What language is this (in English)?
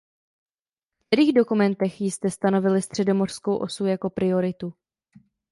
Czech